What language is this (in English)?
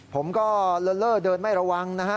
Thai